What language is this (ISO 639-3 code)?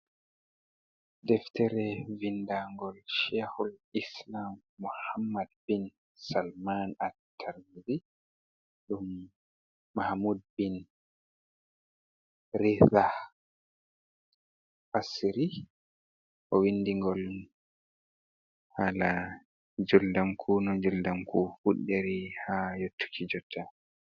ful